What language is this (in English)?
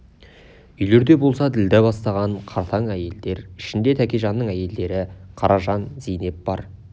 Kazakh